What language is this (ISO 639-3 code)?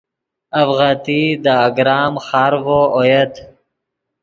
ydg